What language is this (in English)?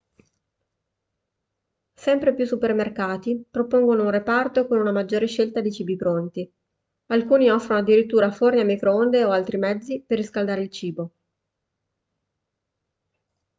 Italian